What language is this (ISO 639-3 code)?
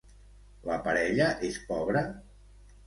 cat